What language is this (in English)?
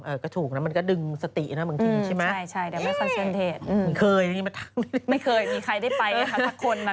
Thai